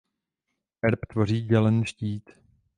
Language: Czech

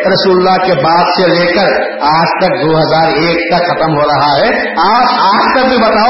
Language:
Urdu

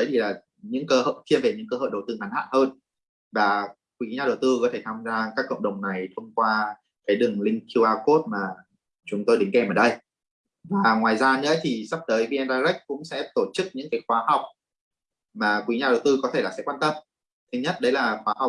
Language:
Vietnamese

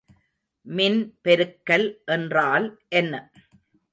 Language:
Tamil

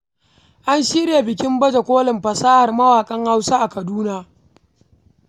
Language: Hausa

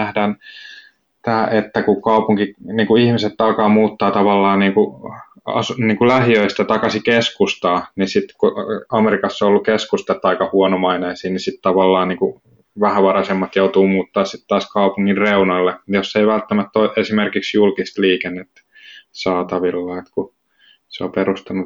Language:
Finnish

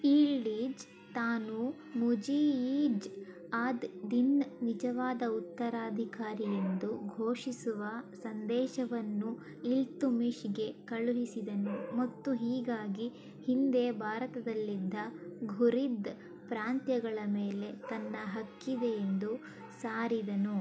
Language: Kannada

